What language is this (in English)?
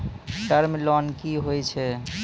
Maithili